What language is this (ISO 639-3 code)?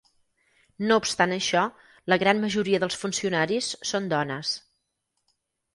cat